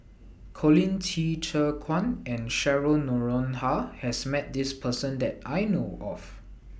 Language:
English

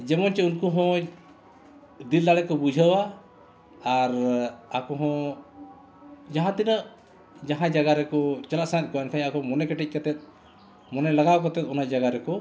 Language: Santali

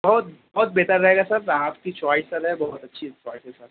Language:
Urdu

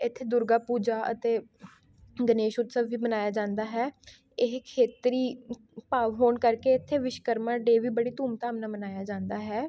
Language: Punjabi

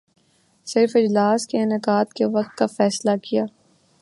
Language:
Urdu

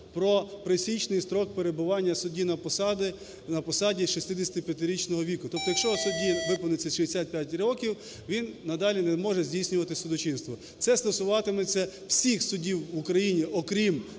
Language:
Ukrainian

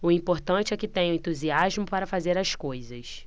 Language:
Portuguese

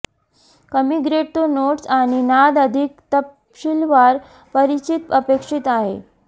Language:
Marathi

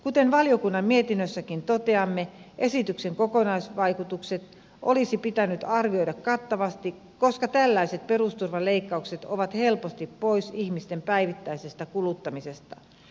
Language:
Finnish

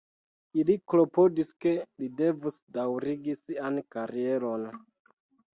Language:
Esperanto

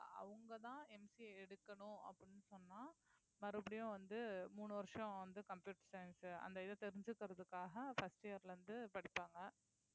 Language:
Tamil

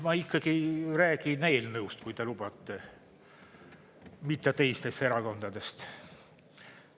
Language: Estonian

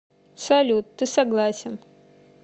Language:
Russian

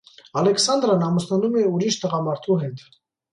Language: Armenian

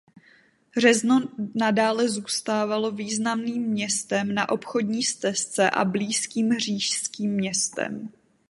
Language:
Czech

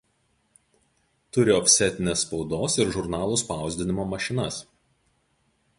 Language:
Lithuanian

